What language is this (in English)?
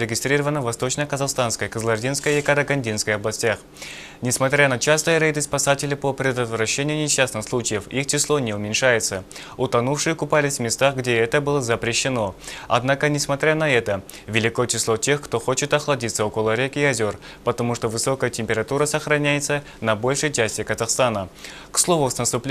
Russian